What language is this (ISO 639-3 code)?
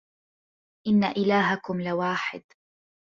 ara